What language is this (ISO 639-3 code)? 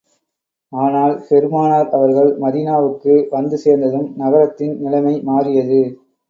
tam